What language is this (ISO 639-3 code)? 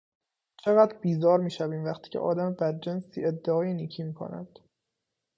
fas